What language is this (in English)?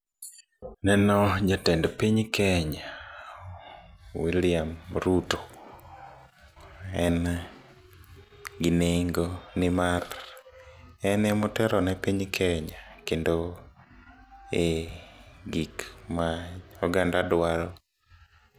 Luo (Kenya and Tanzania)